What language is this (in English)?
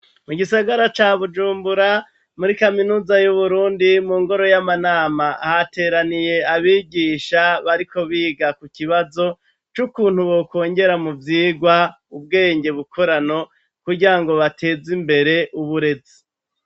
Rundi